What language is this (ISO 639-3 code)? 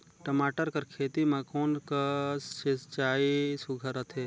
hne